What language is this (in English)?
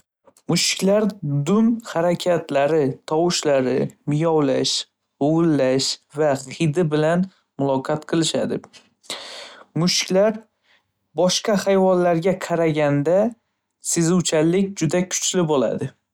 Uzbek